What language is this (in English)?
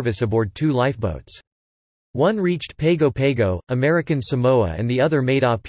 English